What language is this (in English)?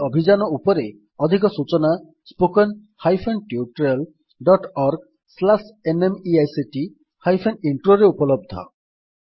Odia